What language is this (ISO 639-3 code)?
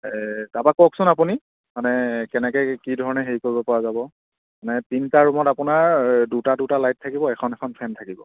asm